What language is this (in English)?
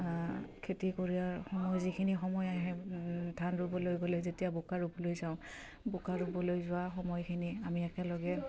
Assamese